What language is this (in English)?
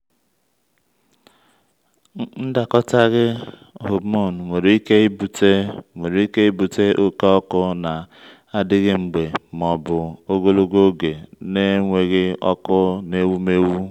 Igbo